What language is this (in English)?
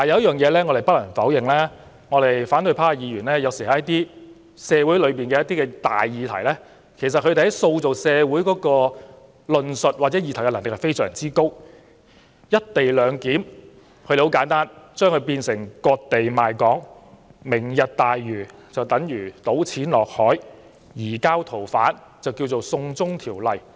Cantonese